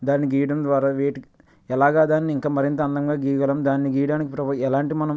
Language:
Telugu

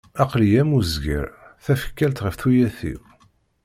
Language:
Kabyle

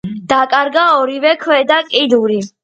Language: Georgian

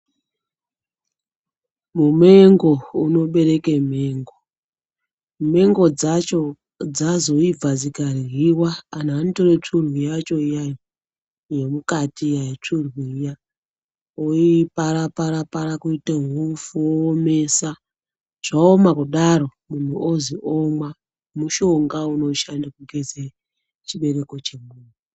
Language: Ndau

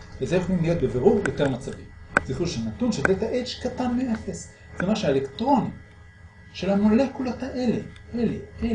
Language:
Hebrew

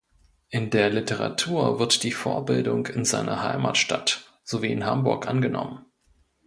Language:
German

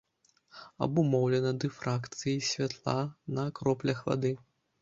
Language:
Belarusian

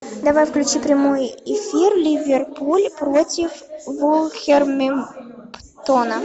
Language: Russian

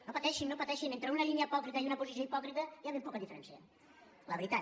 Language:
Catalan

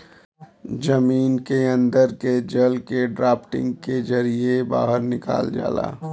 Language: Bhojpuri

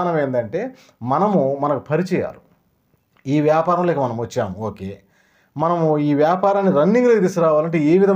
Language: Telugu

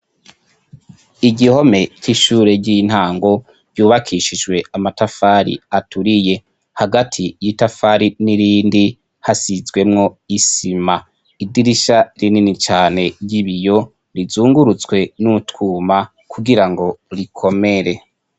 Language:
Rundi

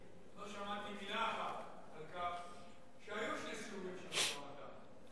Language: Hebrew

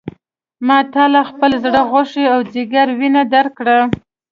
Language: Pashto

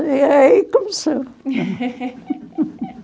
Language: Portuguese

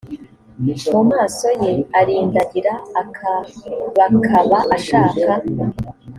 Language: Kinyarwanda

